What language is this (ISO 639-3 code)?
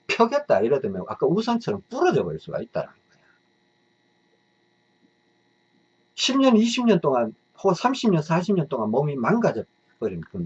kor